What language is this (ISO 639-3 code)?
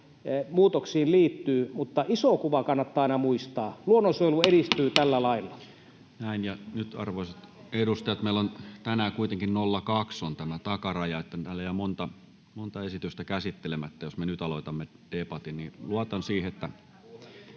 fin